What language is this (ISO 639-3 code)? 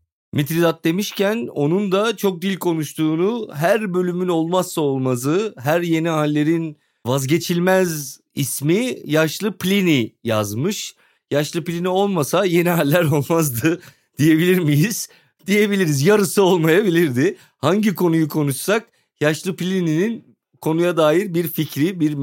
tur